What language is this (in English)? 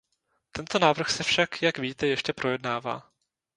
Czech